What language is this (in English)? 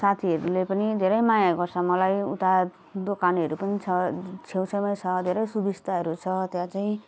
Nepali